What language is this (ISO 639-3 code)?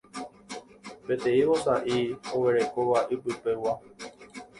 grn